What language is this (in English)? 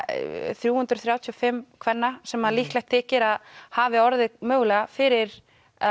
Icelandic